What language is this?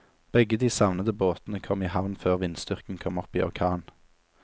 Norwegian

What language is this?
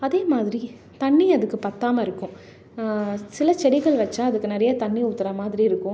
Tamil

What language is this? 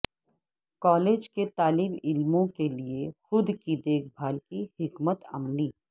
Urdu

